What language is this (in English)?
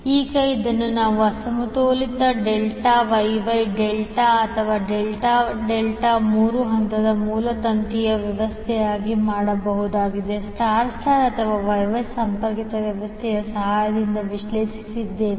Kannada